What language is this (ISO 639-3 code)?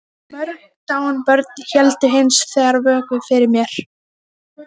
isl